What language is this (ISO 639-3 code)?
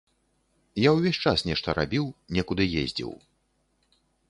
bel